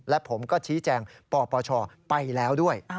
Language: Thai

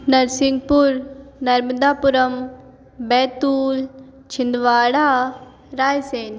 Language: Hindi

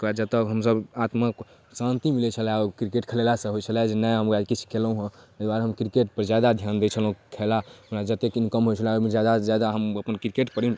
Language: Maithili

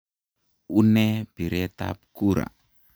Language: Kalenjin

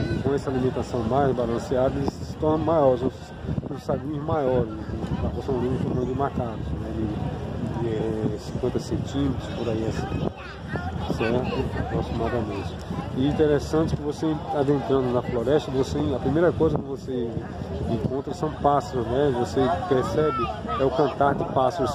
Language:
Portuguese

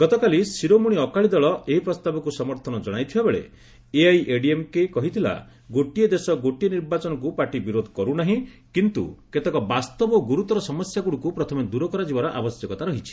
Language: Odia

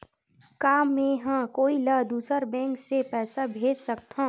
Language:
Chhattisgarhi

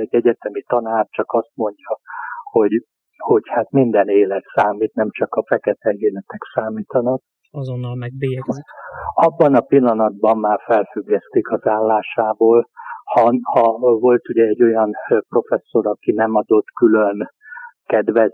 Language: Hungarian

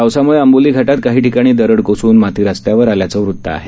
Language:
Marathi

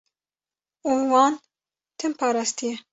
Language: Kurdish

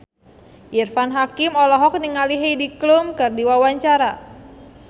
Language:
Sundanese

